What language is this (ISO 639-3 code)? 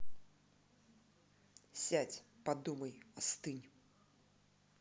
rus